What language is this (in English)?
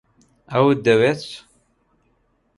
Central Kurdish